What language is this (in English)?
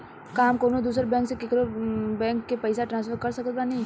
Bhojpuri